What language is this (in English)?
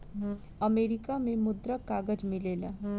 Bhojpuri